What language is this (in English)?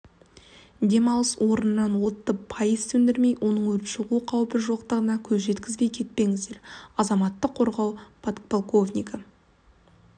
Kazakh